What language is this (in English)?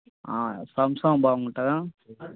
Telugu